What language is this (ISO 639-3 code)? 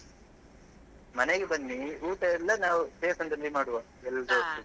kan